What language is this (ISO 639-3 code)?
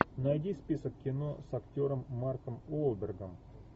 rus